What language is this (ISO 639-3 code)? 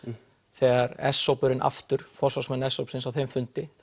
isl